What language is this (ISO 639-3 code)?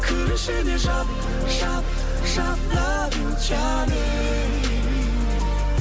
kaz